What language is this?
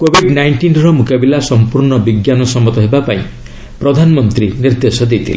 Odia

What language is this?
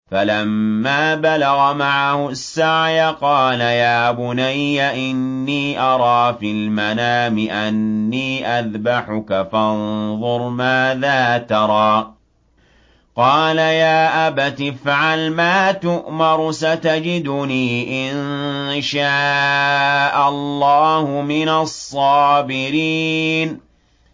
Arabic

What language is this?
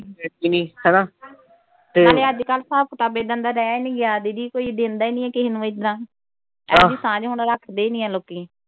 Punjabi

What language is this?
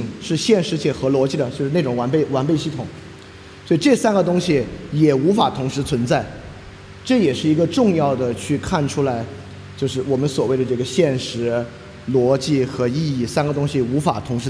Chinese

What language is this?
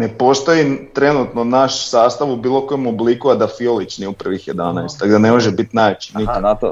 Croatian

